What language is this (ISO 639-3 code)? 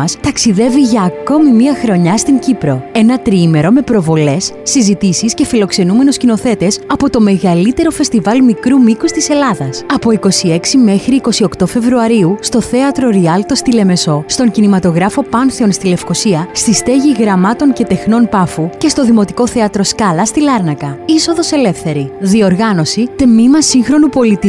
ell